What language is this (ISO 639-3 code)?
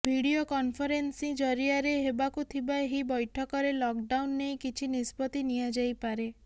ori